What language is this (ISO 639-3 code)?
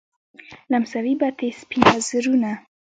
pus